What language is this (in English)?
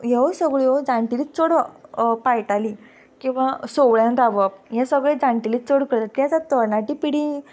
Konkani